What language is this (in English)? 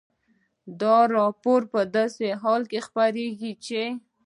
Pashto